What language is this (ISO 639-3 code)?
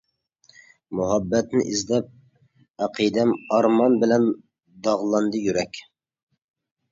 uig